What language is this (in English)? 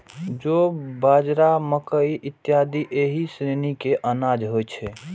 Maithili